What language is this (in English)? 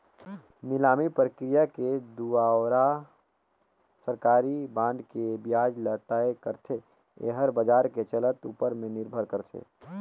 Chhattisgarhi